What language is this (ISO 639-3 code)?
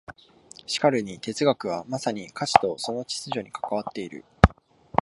jpn